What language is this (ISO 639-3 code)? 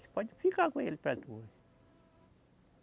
por